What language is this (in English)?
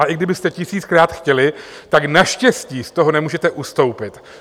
Czech